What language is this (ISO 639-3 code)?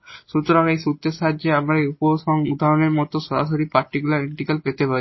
ben